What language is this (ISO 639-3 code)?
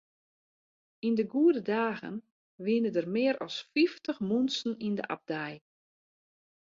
fry